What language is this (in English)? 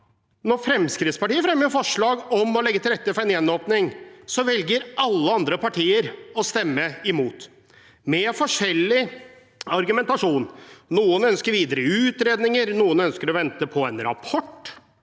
Norwegian